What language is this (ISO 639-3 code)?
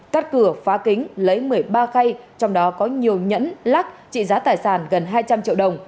vie